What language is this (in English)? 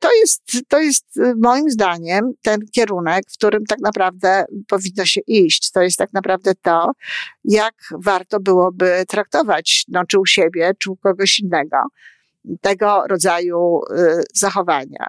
Polish